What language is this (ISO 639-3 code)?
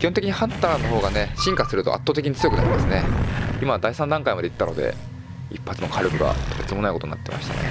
jpn